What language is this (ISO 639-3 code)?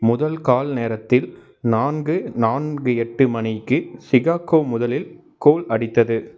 tam